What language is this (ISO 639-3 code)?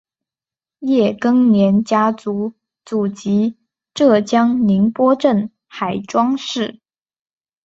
zho